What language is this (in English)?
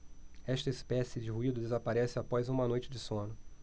Portuguese